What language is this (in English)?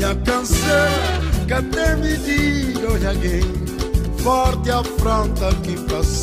Romanian